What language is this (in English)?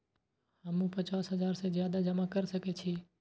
Maithili